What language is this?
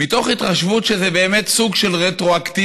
Hebrew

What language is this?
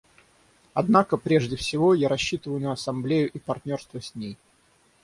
Russian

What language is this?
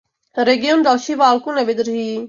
Czech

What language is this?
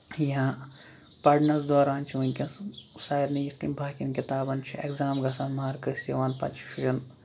Kashmiri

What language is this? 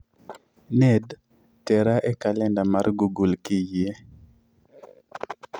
Luo (Kenya and Tanzania)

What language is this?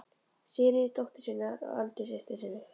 Icelandic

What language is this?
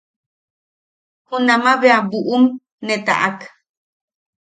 Yaqui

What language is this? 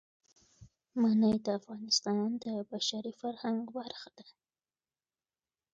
Pashto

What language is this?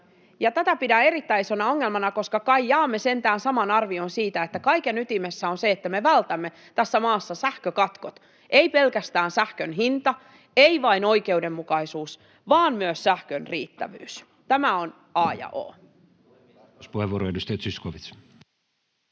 Finnish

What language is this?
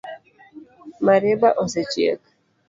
Luo (Kenya and Tanzania)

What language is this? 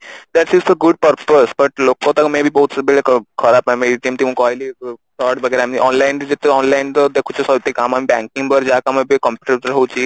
Odia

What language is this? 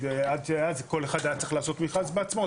Hebrew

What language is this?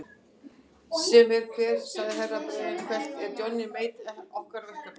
Icelandic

